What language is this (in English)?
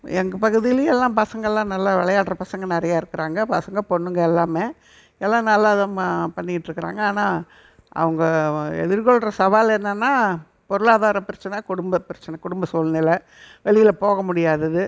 Tamil